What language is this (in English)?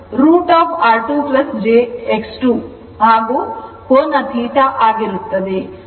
Kannada